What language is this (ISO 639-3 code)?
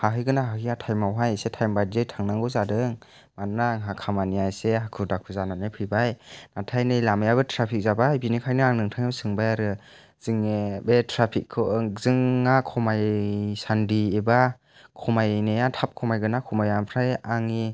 brx